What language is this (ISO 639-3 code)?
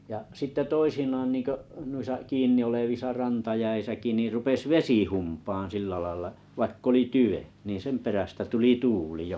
fin